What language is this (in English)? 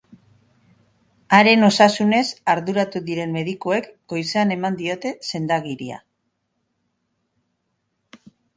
Basque